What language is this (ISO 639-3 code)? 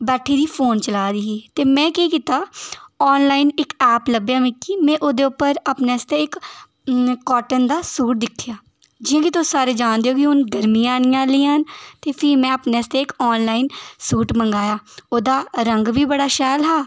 doi